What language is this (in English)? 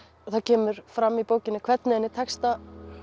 Icelandic